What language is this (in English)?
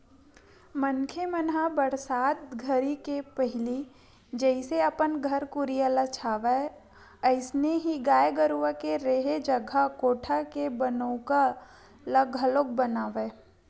Chhattisgarhi